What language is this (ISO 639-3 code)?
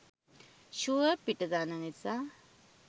sin